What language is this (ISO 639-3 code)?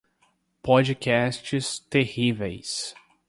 por